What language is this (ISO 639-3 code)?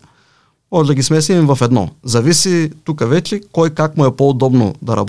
bul